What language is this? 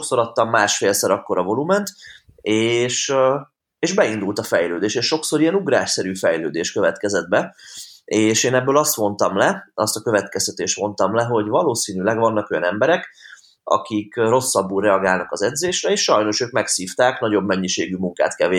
Hungarian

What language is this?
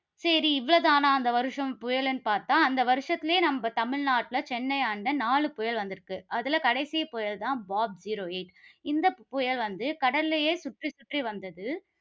Tamil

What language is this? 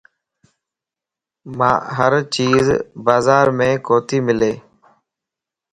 Lasi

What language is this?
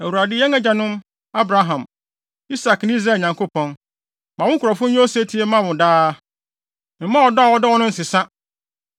Akan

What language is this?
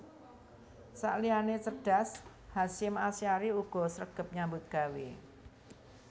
Javanese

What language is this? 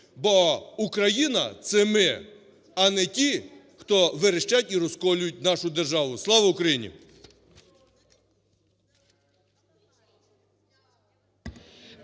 Ukrainian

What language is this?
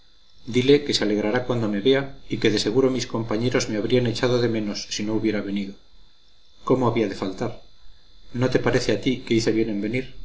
Spanish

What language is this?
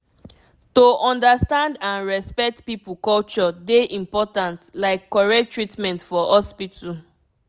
Nigerian Pidgin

